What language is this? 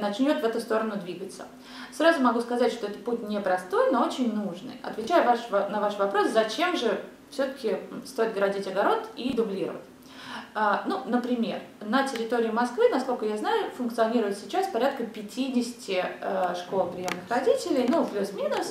Russian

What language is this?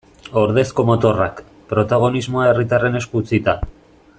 Basque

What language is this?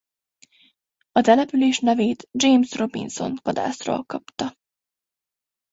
Hungarian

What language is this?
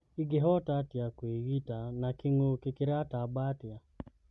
Kikuyu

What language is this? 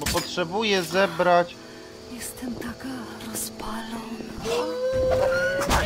Polish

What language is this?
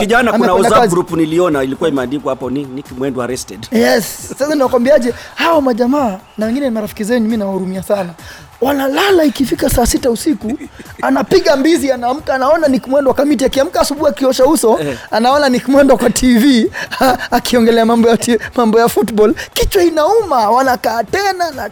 Swahili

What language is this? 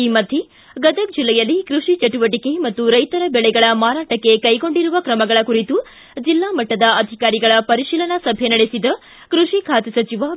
Kannada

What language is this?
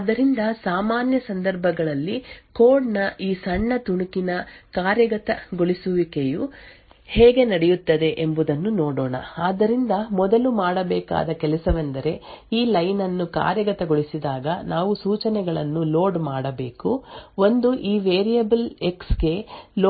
Kannada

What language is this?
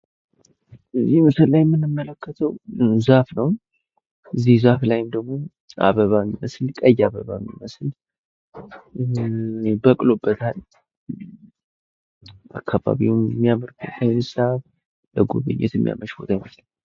Amharic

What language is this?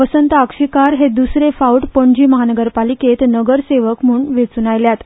Konkani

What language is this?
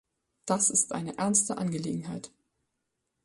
German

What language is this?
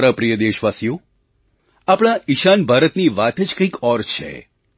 Gujarati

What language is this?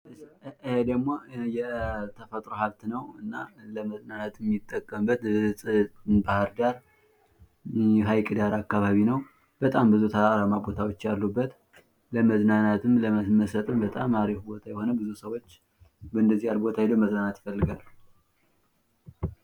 Amharic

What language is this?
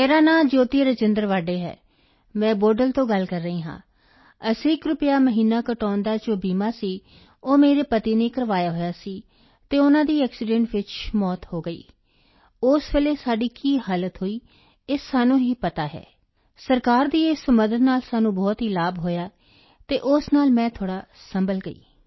Punjabi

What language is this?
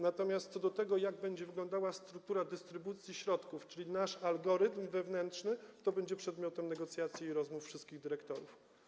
Polish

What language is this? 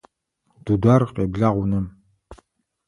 Adyghe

